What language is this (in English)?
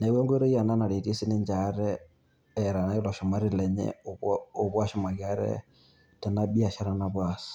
Masai